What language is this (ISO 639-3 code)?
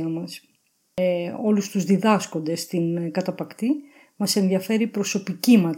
ell